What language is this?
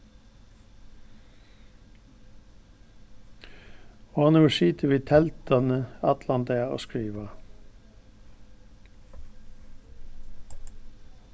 Faroese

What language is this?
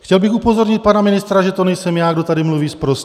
Czech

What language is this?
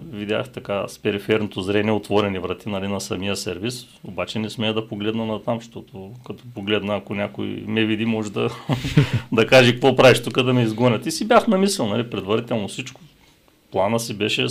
Bulgarian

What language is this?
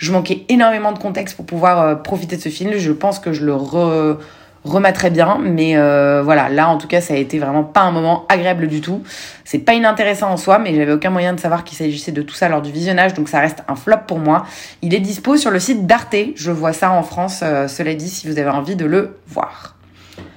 French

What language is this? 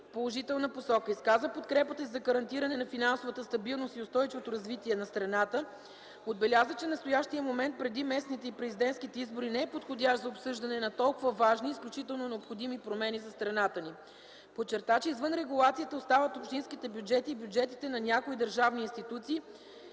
Bulgarian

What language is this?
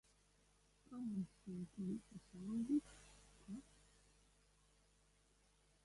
Latvian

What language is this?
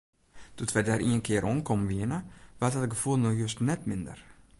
Western Frisian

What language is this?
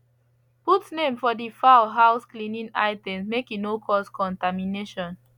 Nigerian Pidgin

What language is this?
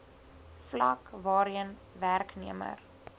Afrikaans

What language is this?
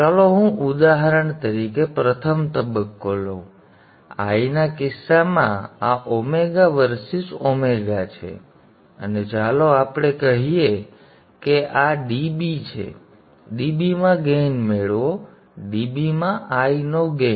Gujarati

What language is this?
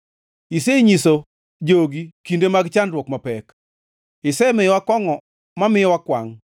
Luo (Kenya and Tanzania)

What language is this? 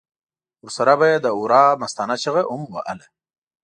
Pashto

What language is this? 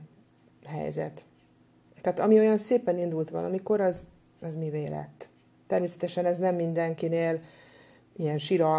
Hungarian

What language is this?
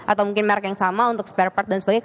Indonesian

